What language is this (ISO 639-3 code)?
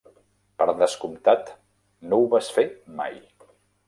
cat